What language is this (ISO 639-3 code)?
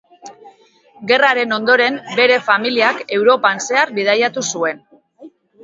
eus